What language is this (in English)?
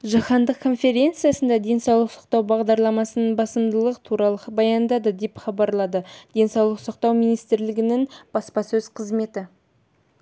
Kazakh